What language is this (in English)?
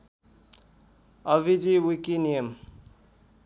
Nepali